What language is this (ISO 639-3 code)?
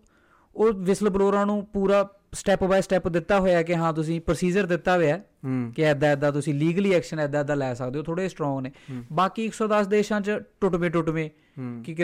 pan